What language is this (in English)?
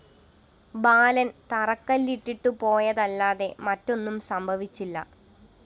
Malayalam